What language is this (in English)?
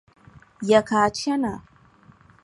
Dagbani